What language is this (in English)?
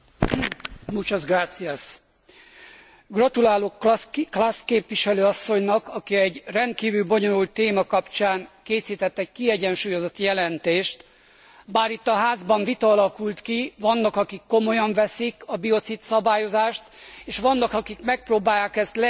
Hungarian